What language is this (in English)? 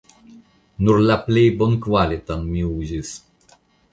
Esperanto